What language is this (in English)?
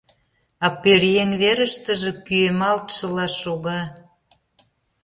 Mari